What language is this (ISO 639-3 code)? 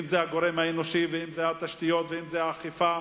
heb